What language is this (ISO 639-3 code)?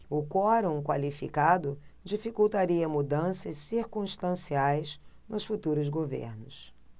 por